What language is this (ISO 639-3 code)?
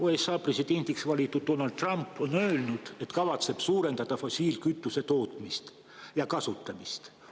est